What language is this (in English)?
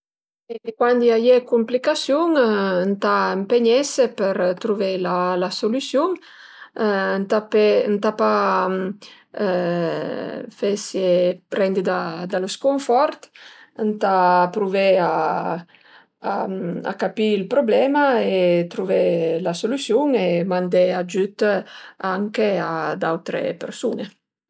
Piedmontese